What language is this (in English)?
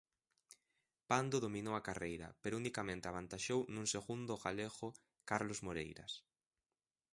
Galician